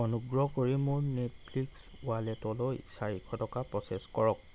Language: Assamese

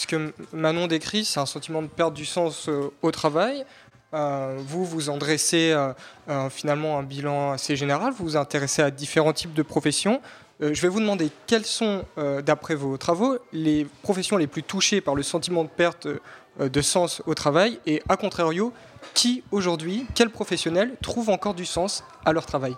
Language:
French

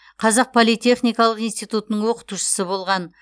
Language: Kazakh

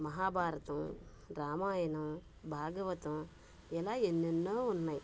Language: Telugu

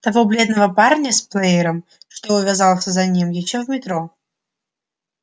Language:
Russian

